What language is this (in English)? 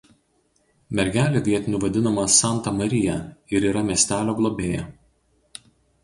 Lithuanian